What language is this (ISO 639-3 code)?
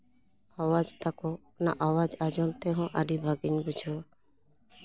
sat